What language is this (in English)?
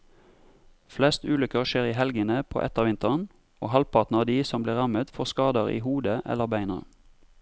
Norwegian